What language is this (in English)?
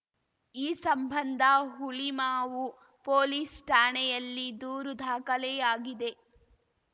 Kannada